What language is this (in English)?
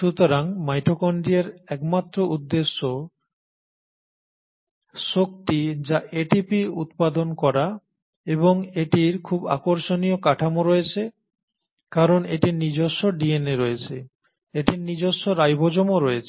Bangla